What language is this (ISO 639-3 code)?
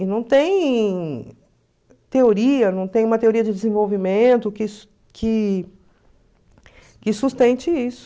por